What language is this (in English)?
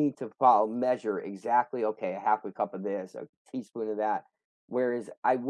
English